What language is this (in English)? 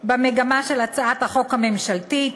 Hebrew